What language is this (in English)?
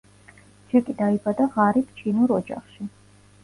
Georgian